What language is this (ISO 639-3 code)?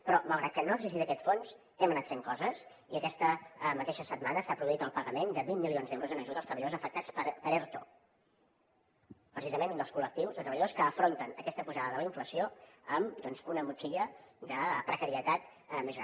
cat